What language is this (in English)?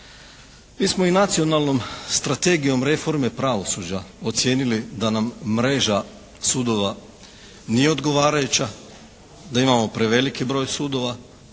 Croatian